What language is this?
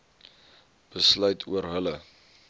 Afrikaans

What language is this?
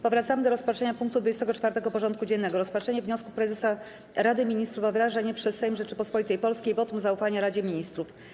Polish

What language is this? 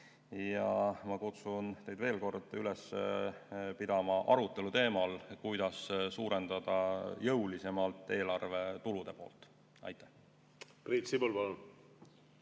Estonian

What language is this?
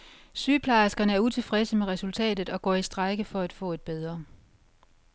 Danish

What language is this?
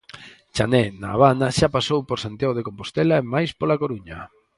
Galician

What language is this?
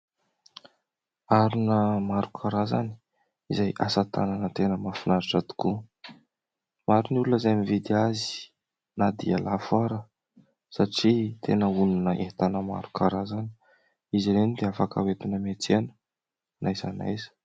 Malagasy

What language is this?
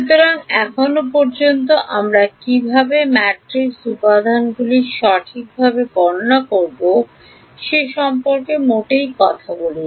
Bangla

